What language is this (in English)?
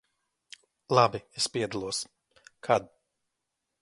Latvian